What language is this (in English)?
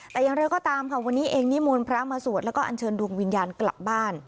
Thai